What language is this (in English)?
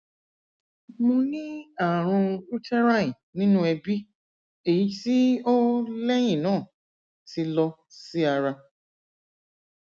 Yoruba